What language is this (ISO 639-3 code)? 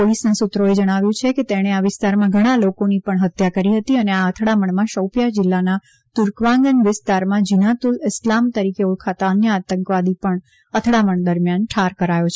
guj